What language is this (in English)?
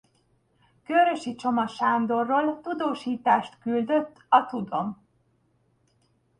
Hungarian